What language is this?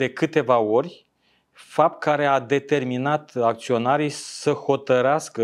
Romanian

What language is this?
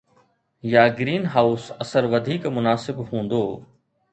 Sindhi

